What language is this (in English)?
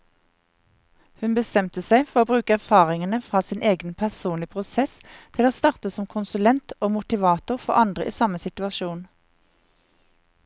Norwegian